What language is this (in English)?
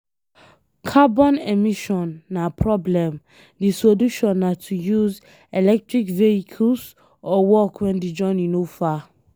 Nigerian Pidgin